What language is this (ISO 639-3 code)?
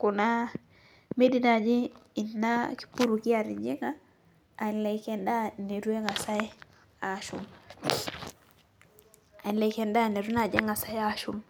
mas